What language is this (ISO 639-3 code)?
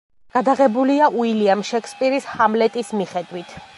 kat